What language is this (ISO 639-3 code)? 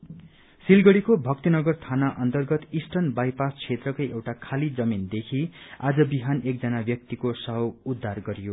nep